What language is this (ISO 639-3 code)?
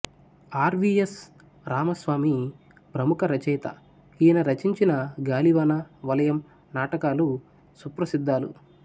tel